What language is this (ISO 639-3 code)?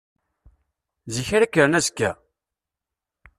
kab